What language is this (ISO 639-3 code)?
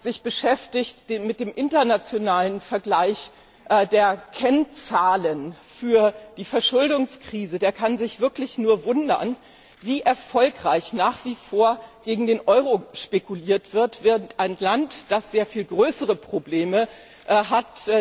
deu